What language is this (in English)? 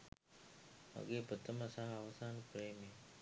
Sinhala